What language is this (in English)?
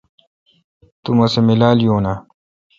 Kalkoti